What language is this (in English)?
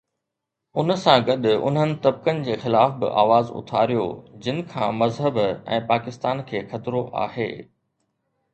Sindhi